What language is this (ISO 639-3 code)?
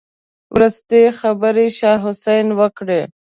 pus